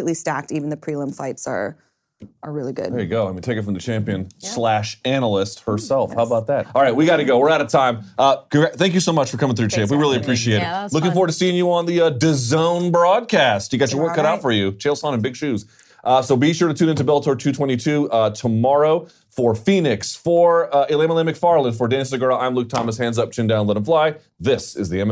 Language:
English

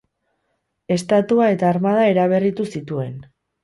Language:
Basque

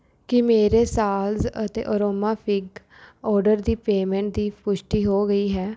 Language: Punjabi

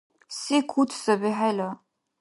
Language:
Dargwa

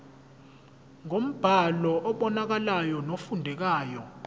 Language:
Zulu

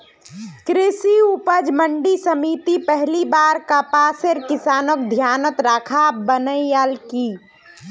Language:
Magahi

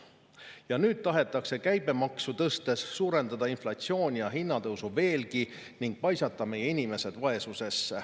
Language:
Estonian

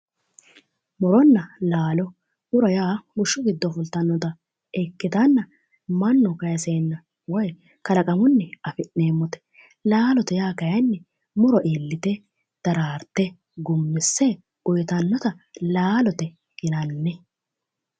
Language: Sidamo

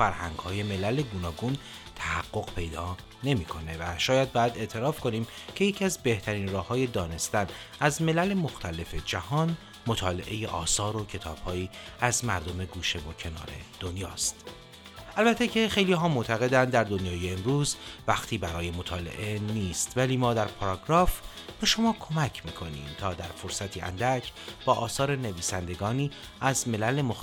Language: Persian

